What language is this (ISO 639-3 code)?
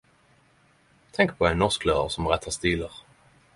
nno